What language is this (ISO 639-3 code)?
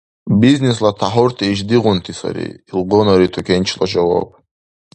dar